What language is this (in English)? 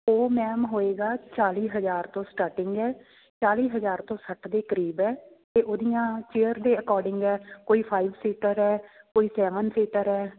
Punjabi